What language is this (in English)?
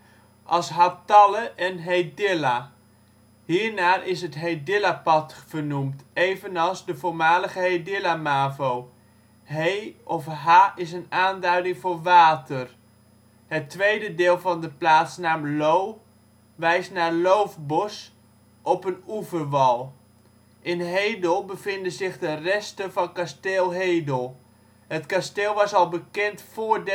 Dutch